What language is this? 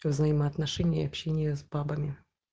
Russian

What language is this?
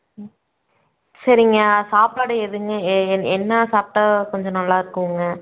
Tamil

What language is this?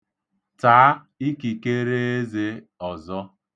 Igbo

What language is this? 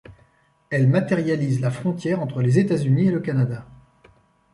French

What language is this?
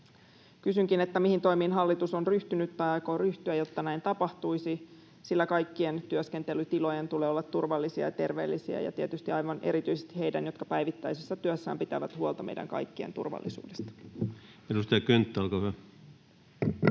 Finnish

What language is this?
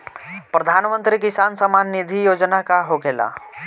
Bhojpuri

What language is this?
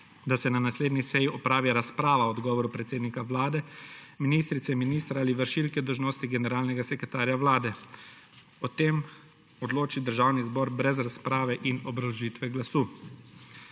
Slovenian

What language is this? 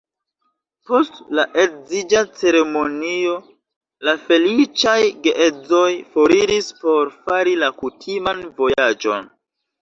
Esperanto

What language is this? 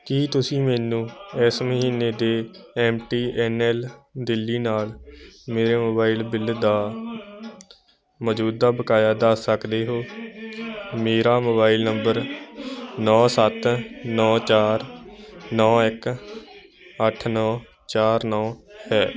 Punjabi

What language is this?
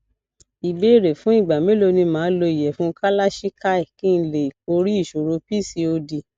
Yoruba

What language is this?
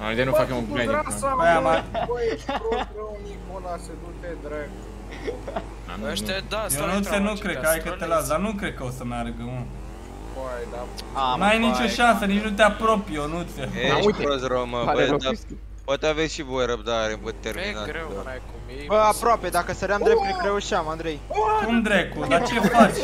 Romanian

